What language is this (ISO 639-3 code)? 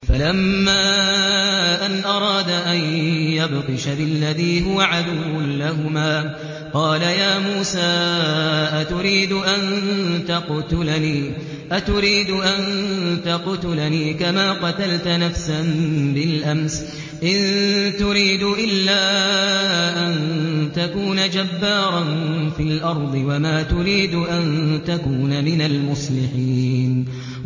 ara